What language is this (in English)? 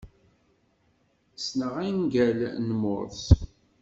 Kabyle